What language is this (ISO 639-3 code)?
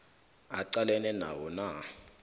nbl